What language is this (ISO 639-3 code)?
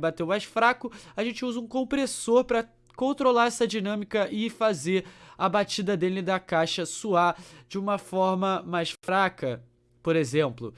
por